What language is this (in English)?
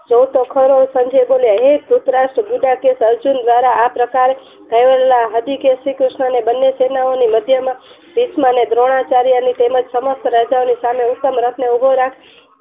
Gujarati